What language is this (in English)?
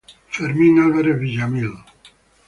Spanish